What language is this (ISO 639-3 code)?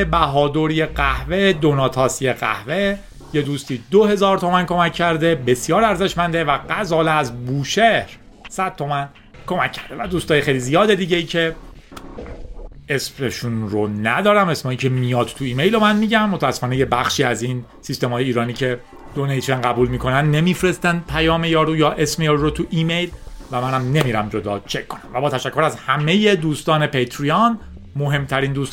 fas